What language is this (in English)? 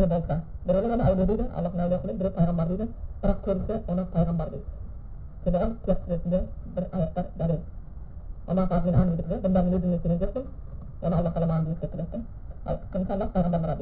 Bulgarian